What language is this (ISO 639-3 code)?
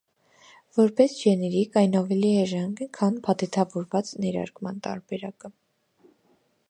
hye